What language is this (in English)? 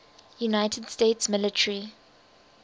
English